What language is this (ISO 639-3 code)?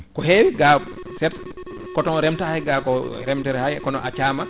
ful